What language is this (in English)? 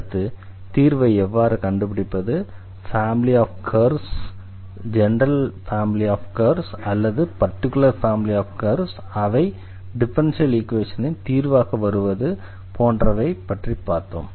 Tamil